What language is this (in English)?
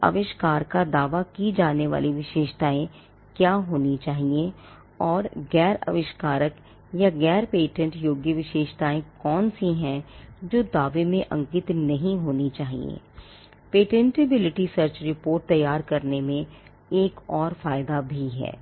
Hindi